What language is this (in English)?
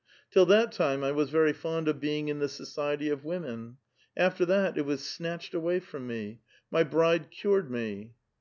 English